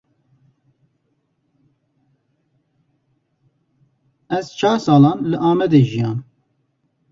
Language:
Kurdish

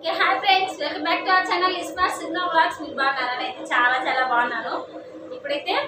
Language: Telugu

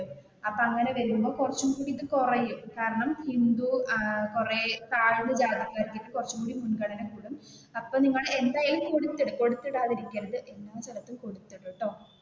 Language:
Malayalam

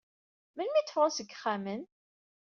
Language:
Kabyle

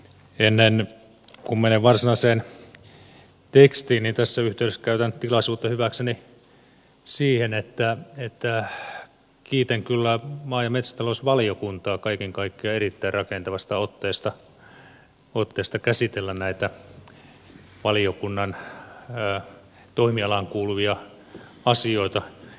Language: Finnish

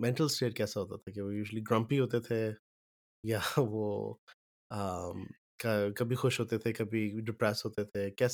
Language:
Urdu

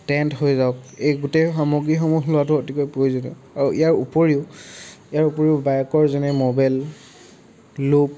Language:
Assamese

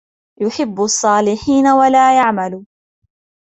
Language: Arabic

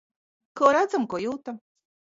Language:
Latvian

